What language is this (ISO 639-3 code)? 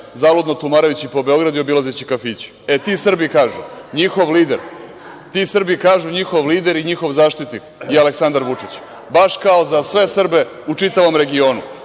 srp